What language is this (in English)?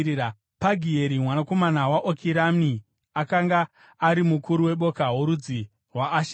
Shona